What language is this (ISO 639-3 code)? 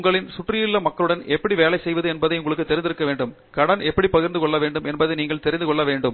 tam